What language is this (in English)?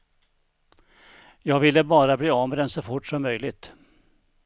Swedish